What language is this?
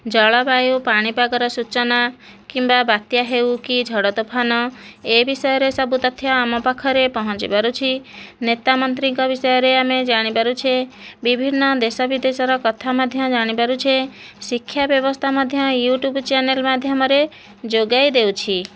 Odia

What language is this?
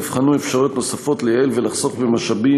Hebrew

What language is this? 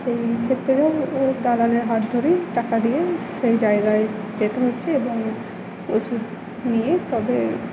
Bangla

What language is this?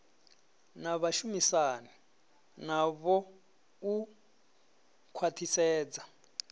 Venda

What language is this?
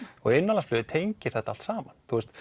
Icelandic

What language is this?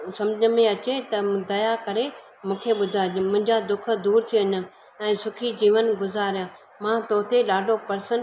Sindhi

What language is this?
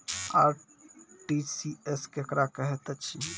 Maithili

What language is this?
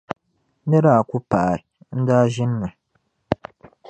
Dagbani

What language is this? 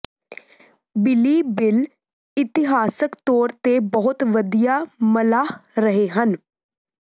Punjabi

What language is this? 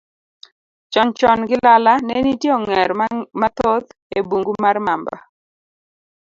Luo (Kenya and Tanzania)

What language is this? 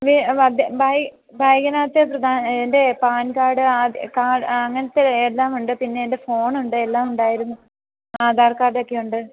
Malayalam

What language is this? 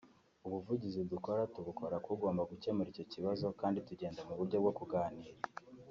Kinyarwanda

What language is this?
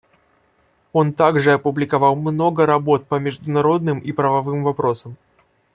Russian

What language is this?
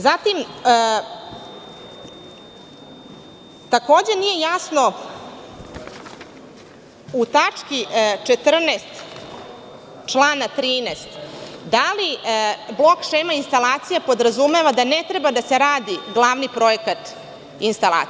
Serbian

